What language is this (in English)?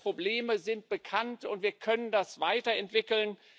German